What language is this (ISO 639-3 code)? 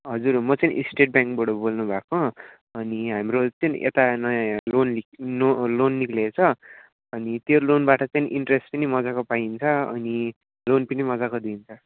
nep